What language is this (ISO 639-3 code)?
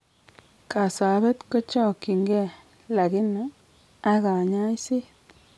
kln